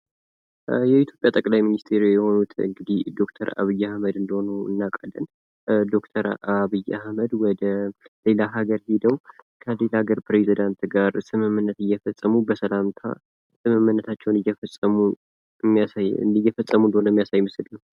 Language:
Amharic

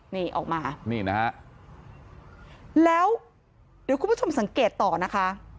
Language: Thai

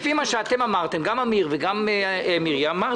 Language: Hebrew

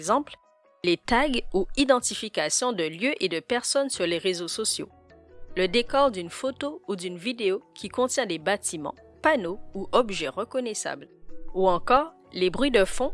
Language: French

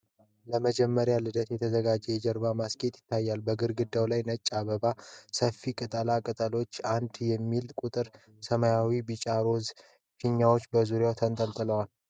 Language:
Amharic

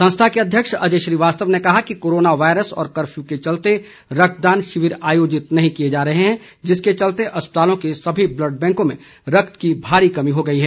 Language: Hindi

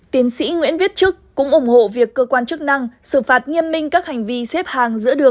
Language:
Vietnamese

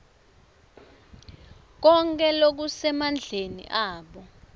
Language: Swati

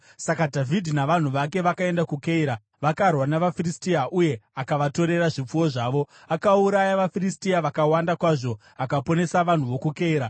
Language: Shona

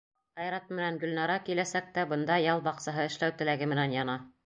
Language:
Bashkir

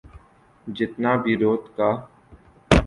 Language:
Urdu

